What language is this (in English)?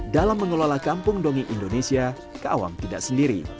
Indonesian